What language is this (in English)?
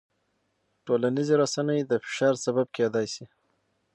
Pashto